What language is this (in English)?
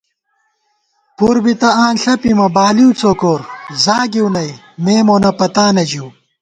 Gawar-Bati